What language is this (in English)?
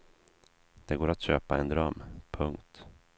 Swedish